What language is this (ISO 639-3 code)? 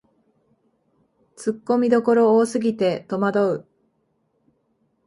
jpn